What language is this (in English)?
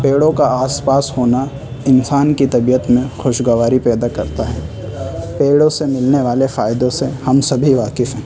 Urdu